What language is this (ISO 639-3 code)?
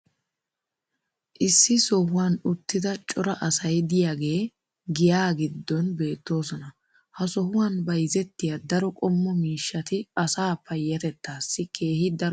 wal